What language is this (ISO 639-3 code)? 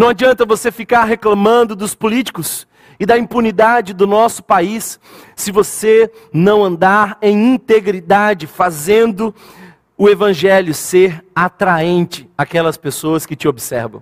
por